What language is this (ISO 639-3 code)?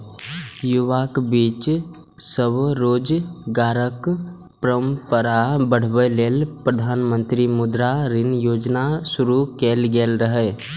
mai